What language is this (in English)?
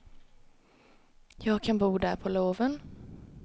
Swedish